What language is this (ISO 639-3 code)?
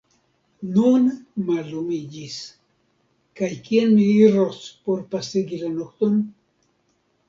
epo